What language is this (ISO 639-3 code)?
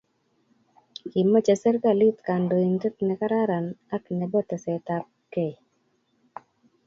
kln